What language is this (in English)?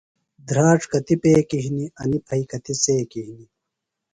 Phalura